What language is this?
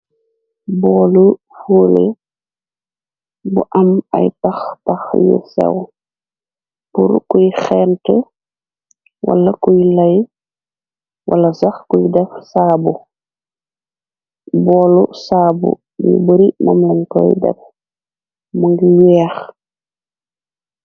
Wolof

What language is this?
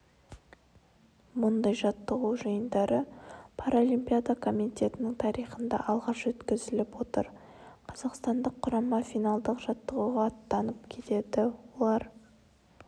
Kazakh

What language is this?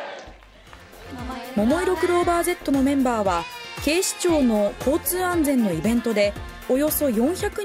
Japanese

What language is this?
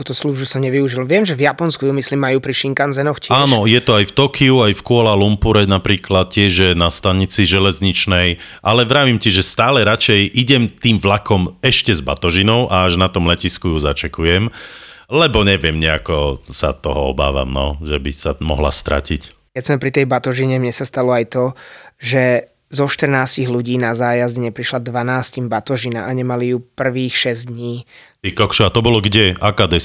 Slovak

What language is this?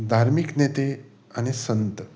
Konkani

